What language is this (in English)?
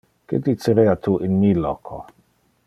Interlingua